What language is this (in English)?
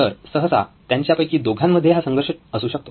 Marathi